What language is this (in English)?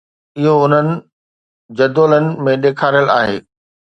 Sindhi